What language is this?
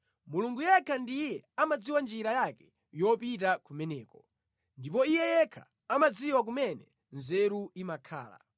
Nyanja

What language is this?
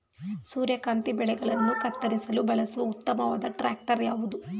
Kannada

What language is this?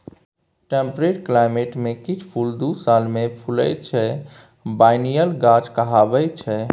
Maithili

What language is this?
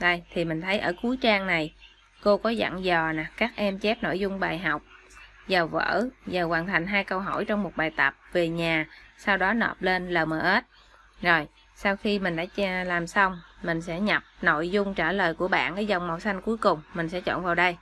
Vietnamese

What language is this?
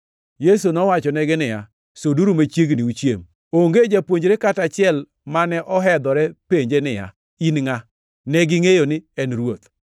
Luo (Kenya and Tanzania)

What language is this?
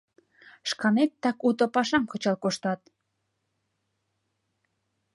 Mari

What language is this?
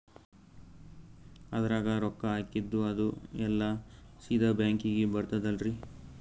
Kannada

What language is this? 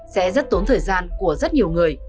Vietnamese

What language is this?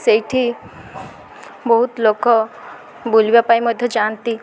Odia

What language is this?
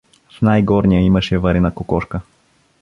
Bulgarian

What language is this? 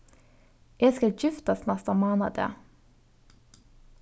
Faroese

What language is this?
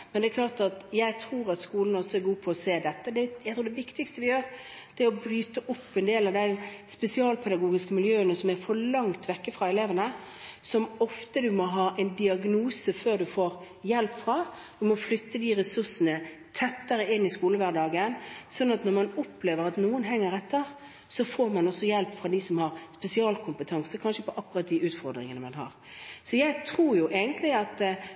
Norwegian Bokmål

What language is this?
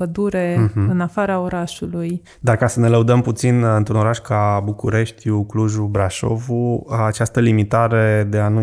Romanian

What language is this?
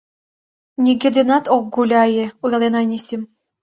Mari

